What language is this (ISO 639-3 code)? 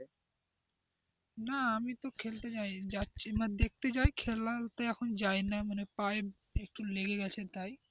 ben